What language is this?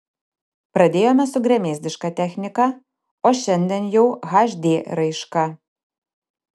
Lithuanian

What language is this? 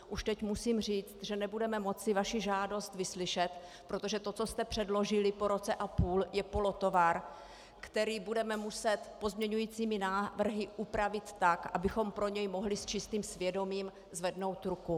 Czech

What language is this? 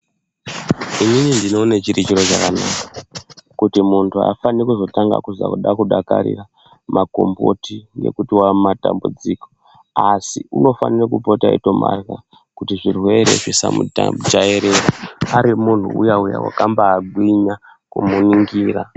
Ndau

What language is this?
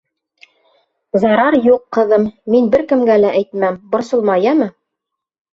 Bashkir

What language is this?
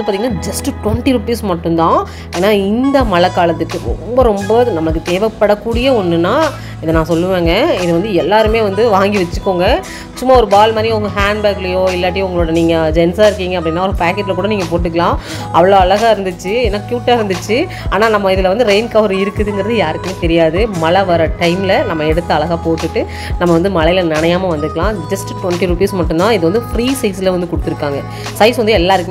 Romanian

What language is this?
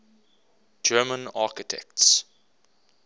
English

